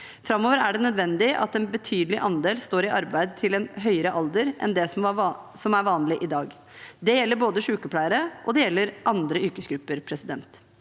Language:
Norwegian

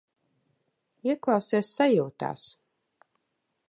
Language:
Latvian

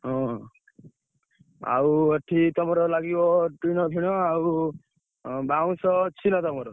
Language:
Odia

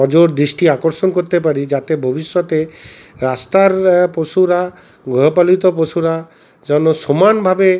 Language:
Bangla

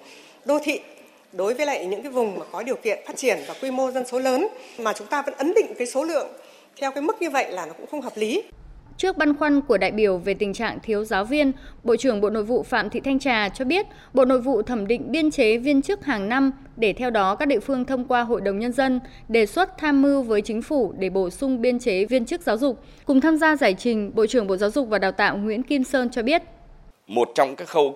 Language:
Vietnamese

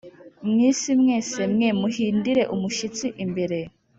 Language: Kinyarwanda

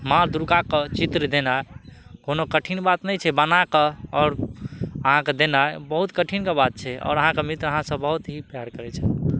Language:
Maithili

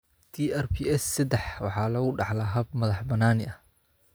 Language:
Somali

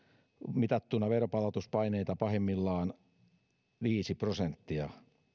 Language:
Finnish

